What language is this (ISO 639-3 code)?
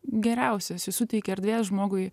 lit